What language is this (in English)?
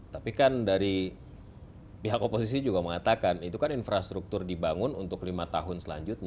Indonesian